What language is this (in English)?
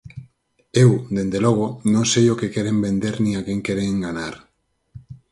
Galician